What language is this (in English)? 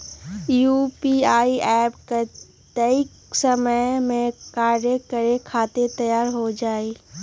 Magahi